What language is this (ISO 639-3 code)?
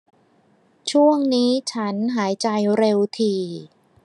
tha